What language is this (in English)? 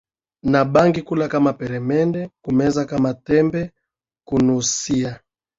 Swahili